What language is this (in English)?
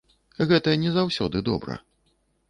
Belarusian